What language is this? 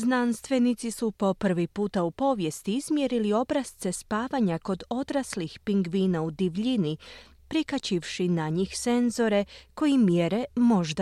Croatian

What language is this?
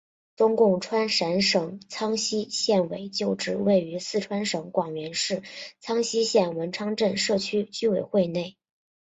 Chinese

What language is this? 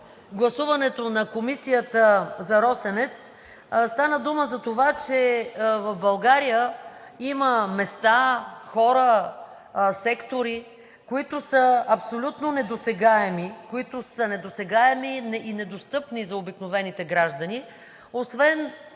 Bulgarian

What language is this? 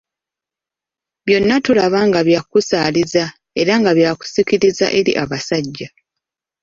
Ganda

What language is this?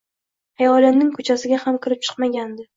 Uzbek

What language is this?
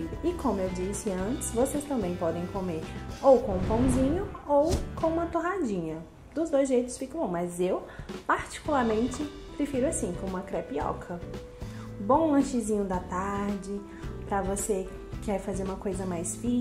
Portuguese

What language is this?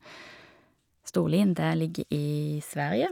Norwegian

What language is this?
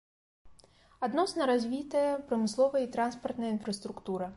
Belarusian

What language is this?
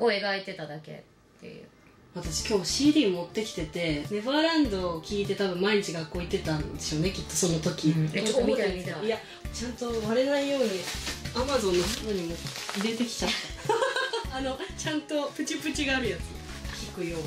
Japanese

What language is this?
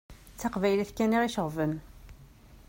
Kabyle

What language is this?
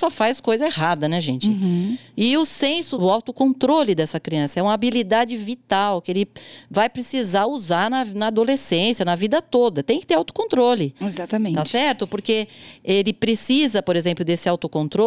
Portuguese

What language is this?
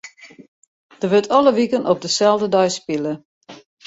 Western Frisian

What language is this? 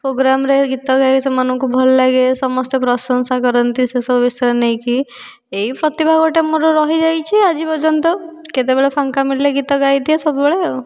Odia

